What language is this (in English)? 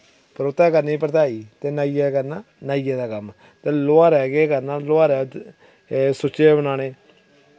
Dogri